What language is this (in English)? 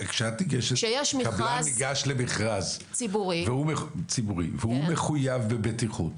Hebrew